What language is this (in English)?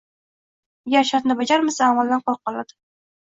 Uzbek